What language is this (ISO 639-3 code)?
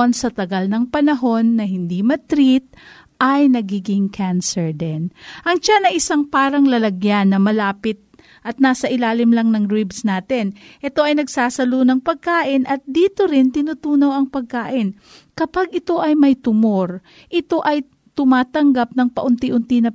fil